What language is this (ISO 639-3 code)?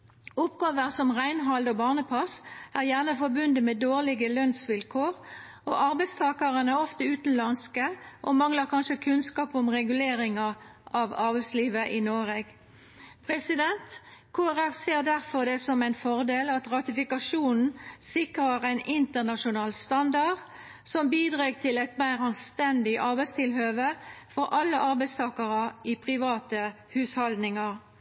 nno